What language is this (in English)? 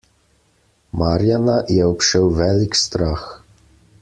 Slovenian